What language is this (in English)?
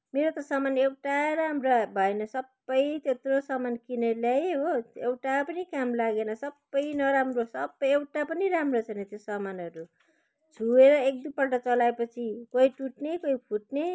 Nepali